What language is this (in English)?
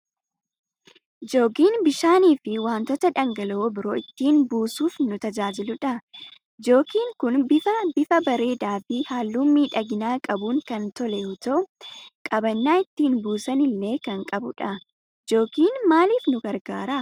Oromo